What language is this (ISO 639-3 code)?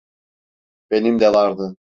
tur